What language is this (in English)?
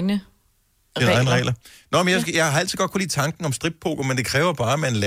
Danish